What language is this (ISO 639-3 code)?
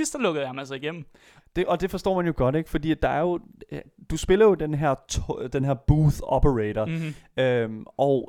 dan